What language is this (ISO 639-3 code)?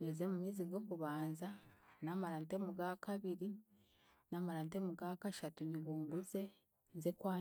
cgg